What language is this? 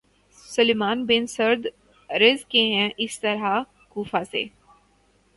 Urdu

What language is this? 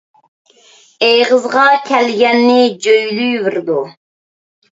Uyghur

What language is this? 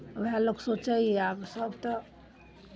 Maithili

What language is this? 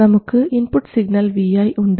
Malayalam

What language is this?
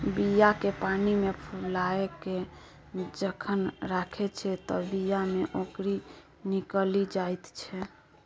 Maithili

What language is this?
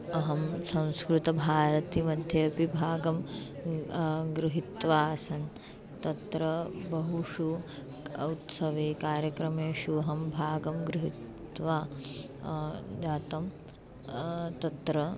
Sanskrit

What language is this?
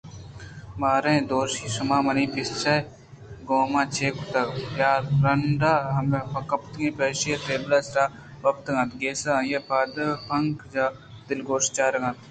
Eastern Balochi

